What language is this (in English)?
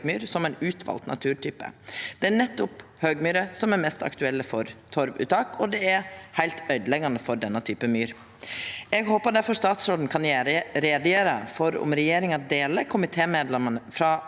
Norwegian